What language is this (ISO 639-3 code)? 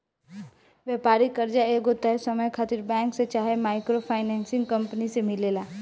bho